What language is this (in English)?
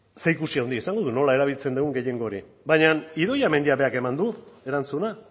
Basque